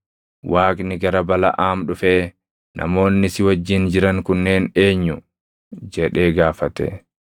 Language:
Oromo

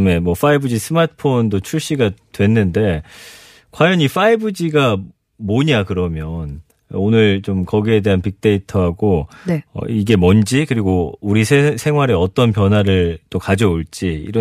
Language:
Korean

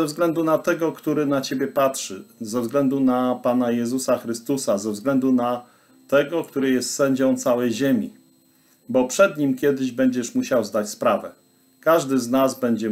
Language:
Polish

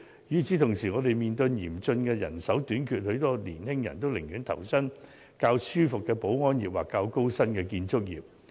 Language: Cantonese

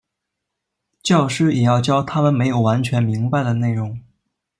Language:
Chinese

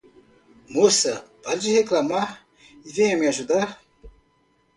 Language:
Portuguese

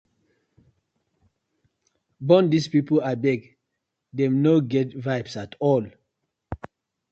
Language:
Nigerian Pidgin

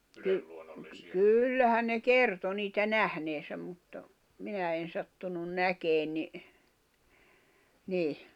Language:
Finnish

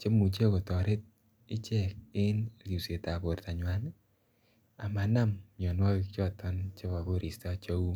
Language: Kalenjin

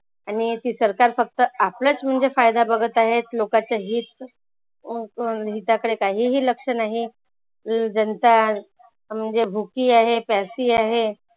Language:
Marathi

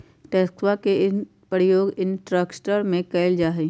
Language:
Magahi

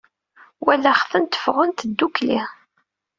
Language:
Kabyle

